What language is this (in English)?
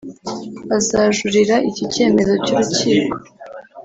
Kinyarwanda